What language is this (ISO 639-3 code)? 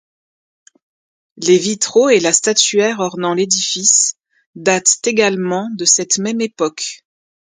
fra